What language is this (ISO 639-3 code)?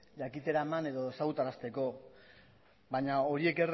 eus